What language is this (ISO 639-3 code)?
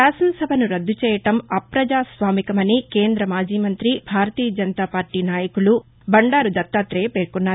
tel